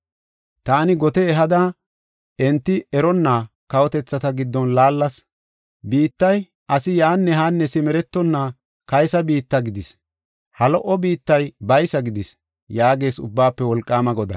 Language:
Gofa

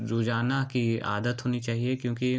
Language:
Hindi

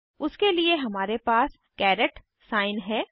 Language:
Hindi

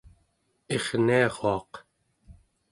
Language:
Central Yupik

